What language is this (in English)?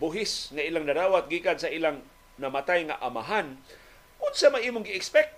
Filipino